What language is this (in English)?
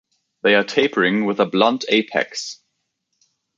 English